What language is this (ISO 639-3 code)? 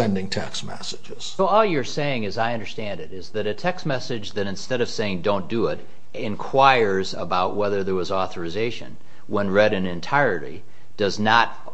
eng